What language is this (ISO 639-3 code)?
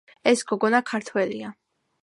kat